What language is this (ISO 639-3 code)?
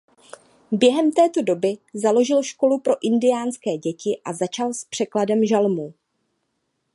ces